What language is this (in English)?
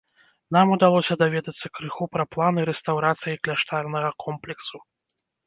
Belarusian